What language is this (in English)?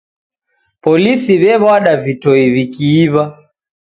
Taita